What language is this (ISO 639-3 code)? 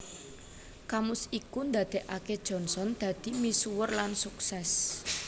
jav